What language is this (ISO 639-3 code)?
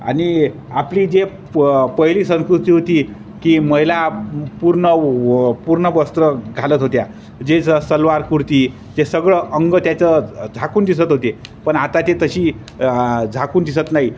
mar